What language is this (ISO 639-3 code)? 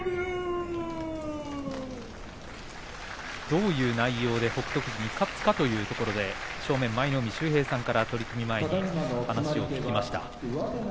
jpn